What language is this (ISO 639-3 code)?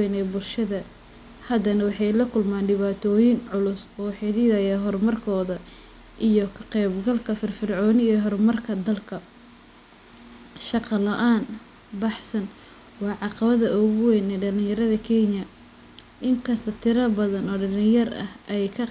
som